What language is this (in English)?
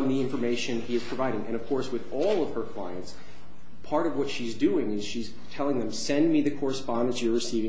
English